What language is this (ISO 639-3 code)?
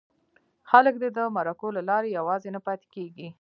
pus